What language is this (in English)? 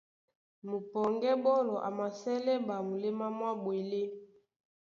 Duala